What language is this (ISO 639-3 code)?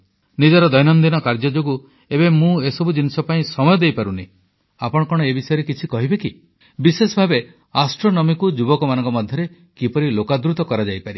ori